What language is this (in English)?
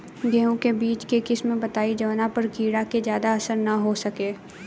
Bhojpuri